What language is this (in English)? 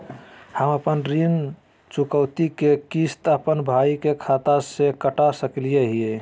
Magahi